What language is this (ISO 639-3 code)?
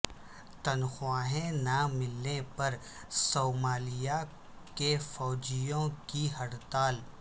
urd